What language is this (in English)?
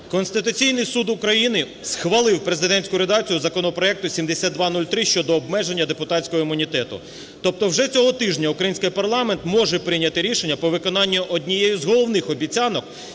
Ukrainian